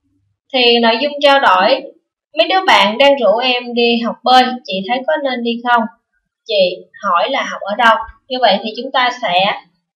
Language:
Vietnamese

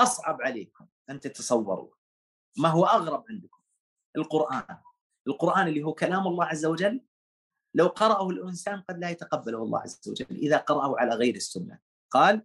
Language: Arabic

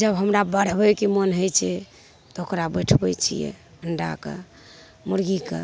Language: Maithili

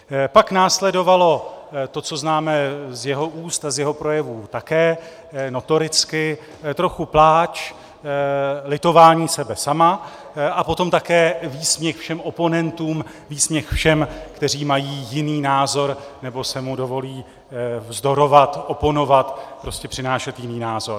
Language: Czech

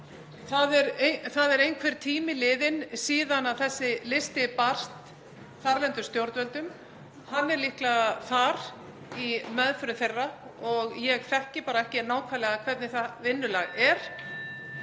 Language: Icelandic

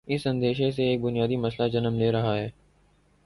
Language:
Urdu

